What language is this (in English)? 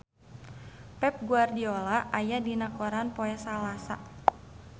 Sundanese